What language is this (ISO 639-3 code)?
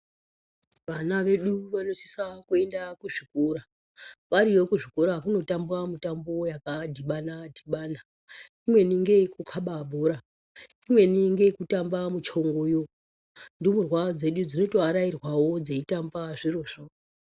ndc